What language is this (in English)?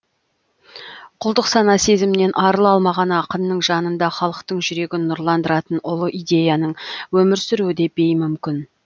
Kazakh